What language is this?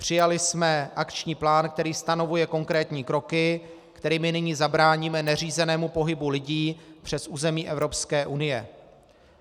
Czech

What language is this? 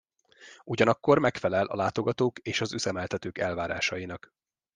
Hungarian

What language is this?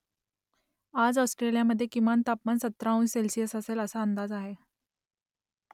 Marathi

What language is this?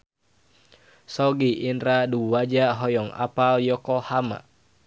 Sundanese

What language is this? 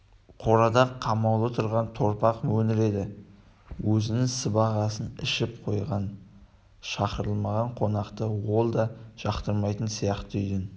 Kazakh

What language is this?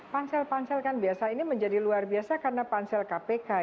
Indonesian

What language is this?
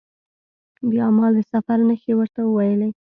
Pashto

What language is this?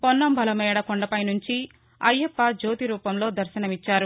Telugu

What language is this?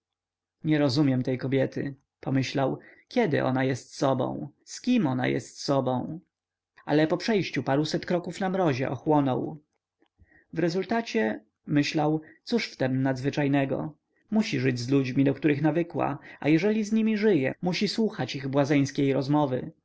Polish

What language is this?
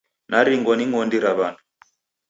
Taita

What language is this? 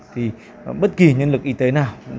Vietnamese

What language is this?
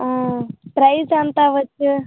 Telugu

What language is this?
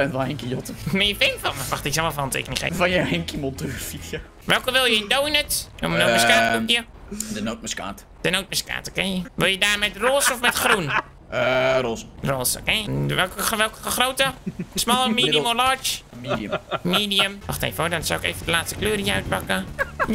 Dutch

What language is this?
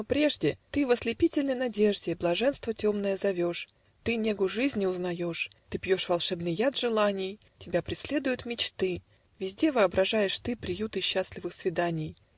Russian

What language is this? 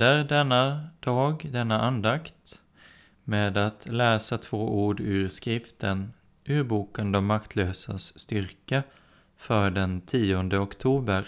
Swedish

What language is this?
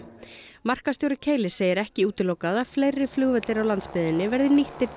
Icelandic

